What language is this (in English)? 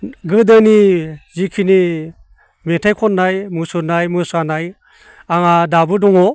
Bodo